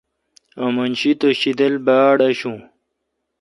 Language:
Kalkoti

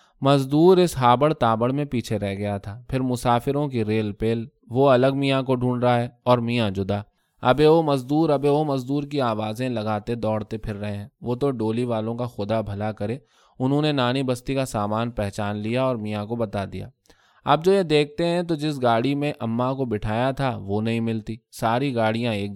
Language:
Urdu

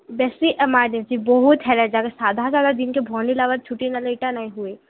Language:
Odia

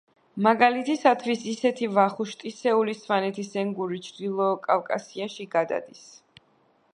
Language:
Georgian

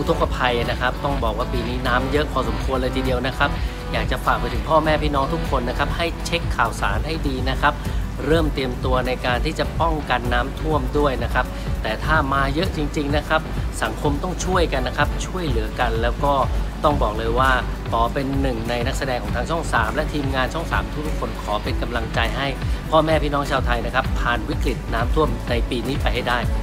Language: Thai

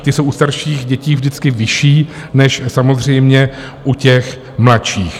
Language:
Czech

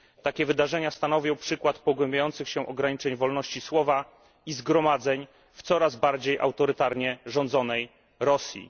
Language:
Polish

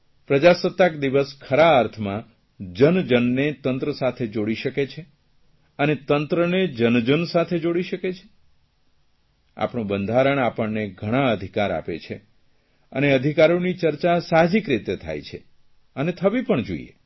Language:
Gujarati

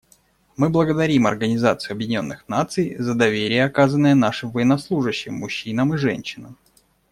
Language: Russian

